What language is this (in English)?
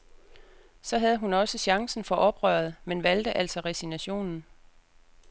Danish